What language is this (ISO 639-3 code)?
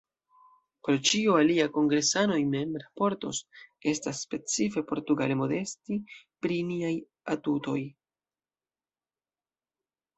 epo